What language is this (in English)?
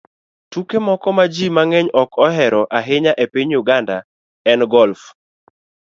Luo (Kenya and Tanzania)